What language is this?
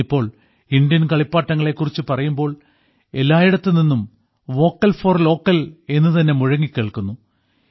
Malayalam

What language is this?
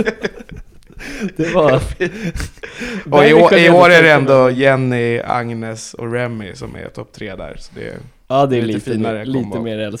Swedish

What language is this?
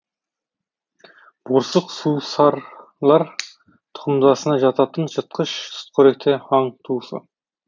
Kazakh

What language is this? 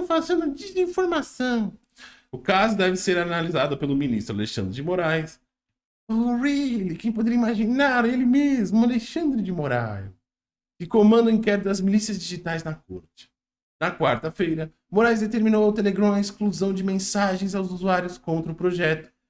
Portuguese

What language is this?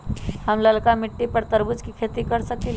Magahi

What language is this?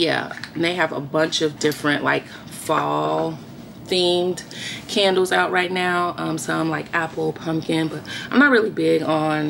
English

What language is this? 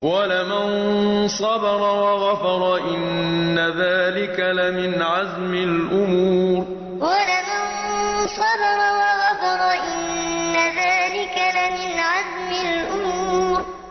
Arabic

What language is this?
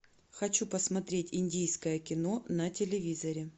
Russian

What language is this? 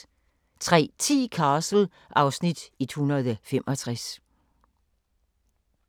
Danish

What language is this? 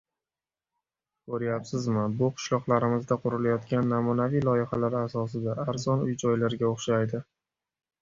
Uzbek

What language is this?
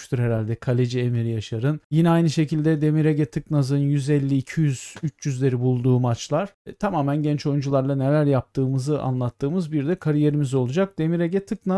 Turkish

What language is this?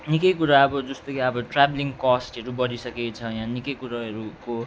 Nepali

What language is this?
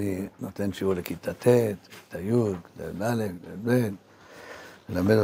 Hebrew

